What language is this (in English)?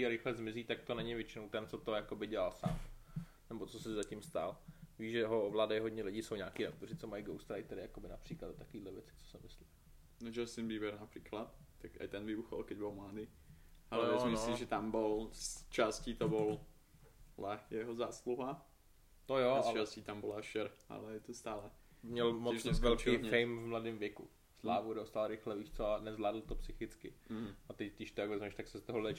Czech